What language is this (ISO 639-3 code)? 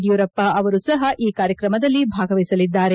kan